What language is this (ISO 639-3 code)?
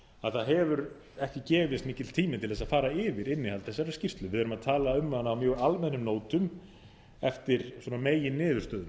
isl